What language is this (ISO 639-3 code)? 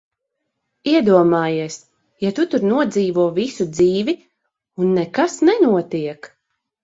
lav